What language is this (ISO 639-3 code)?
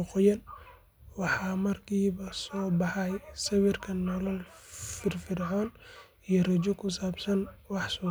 som